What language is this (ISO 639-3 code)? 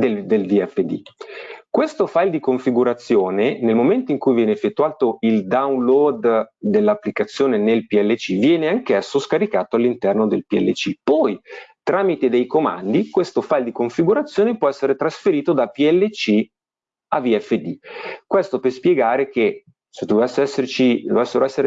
ita